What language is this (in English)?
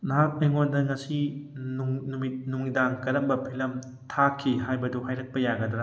Manipuri